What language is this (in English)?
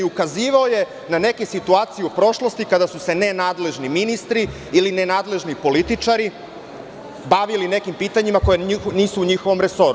Serbian